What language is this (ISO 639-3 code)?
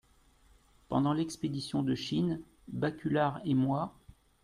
fra